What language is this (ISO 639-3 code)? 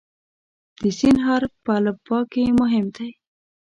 pus